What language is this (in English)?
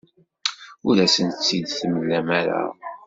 Kabyle